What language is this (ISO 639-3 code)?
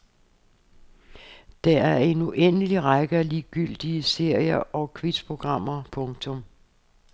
dan